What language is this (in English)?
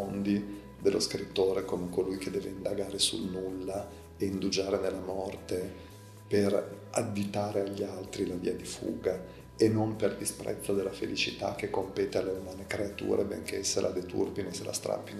Italian